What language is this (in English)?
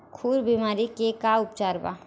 Bhojpuri